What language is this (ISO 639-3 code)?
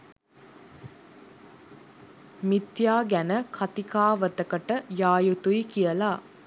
sin